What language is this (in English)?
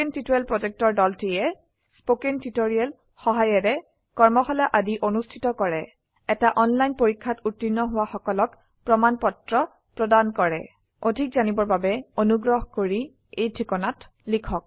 Assamese